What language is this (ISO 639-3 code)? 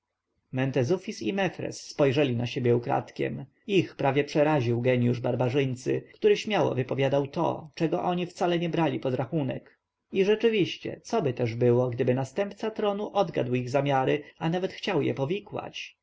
pol